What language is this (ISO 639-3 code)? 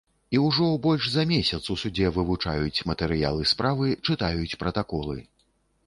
bel